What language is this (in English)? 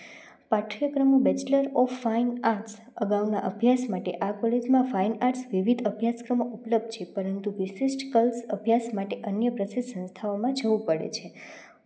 Gujarati